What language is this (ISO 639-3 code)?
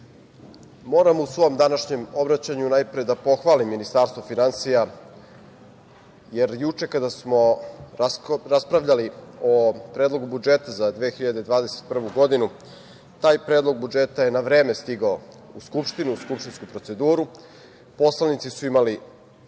srp